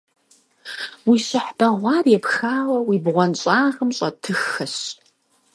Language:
Kabardian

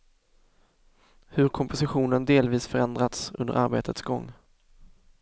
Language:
Swedish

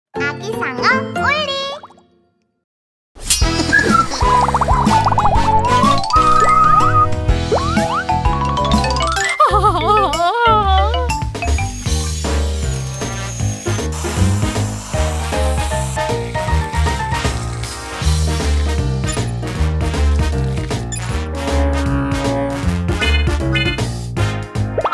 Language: Korean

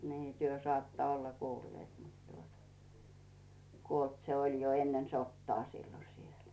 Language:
Finnish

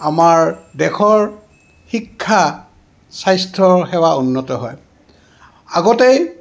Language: Assamese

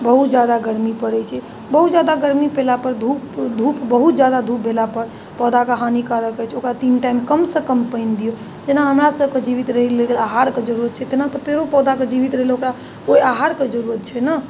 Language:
Maithili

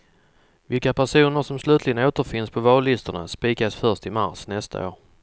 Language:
Swedish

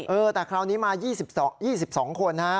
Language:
Thai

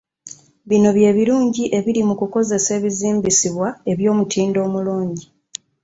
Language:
Ganda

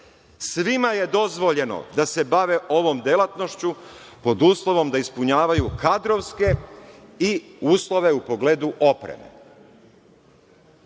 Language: Serbian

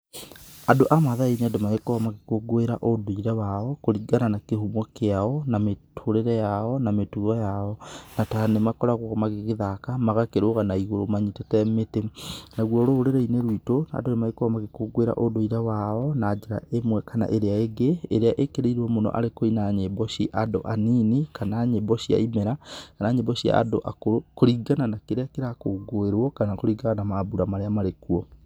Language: Kikuyu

